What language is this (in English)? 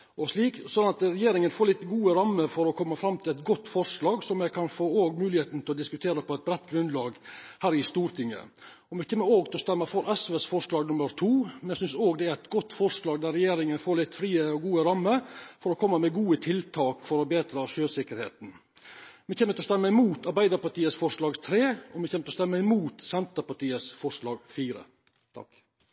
Norwegian Nynorsk